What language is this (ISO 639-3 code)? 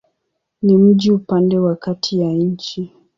swa